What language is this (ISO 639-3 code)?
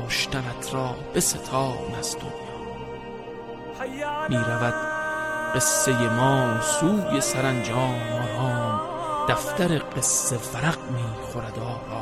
fas